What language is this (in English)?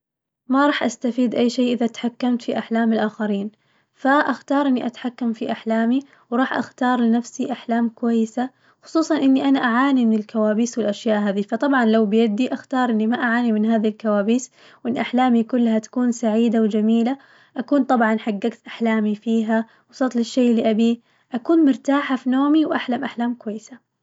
Najdi Arabic